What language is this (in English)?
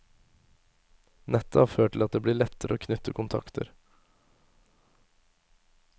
Norwegian